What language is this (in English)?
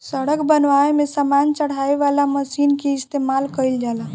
Bhojpuri